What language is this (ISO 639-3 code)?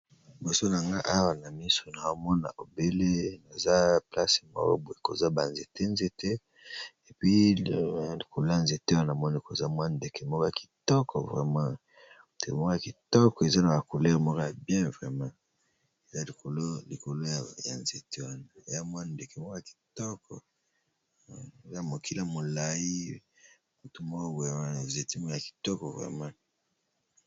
lin